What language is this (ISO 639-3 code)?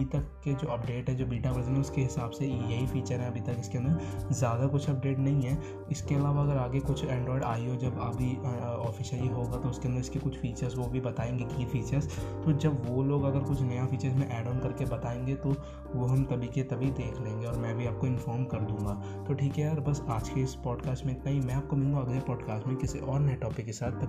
hin